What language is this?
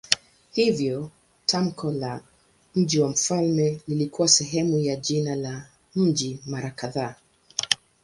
Swahili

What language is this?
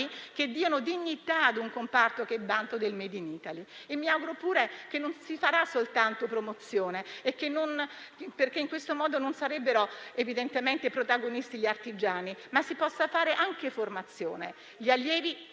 Italian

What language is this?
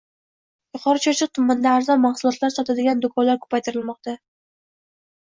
Uzbek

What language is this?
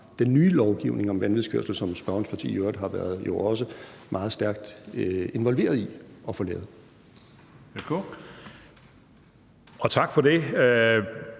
Danish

